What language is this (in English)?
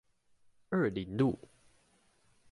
Chinese